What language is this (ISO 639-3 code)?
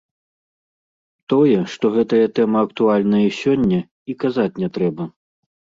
bel